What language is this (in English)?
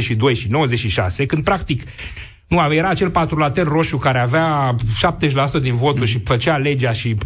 Romanian